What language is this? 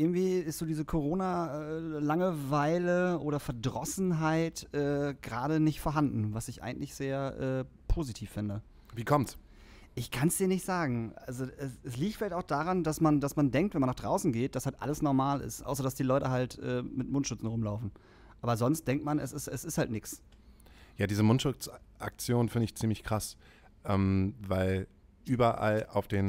German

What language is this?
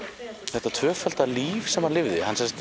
Icelandic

